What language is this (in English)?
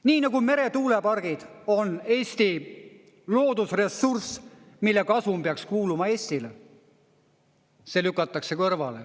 Estonian